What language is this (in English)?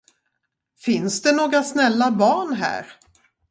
Swedish